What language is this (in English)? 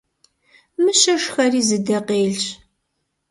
Kabardian